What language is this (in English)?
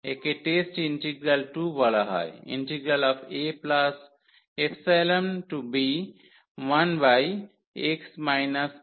Bangla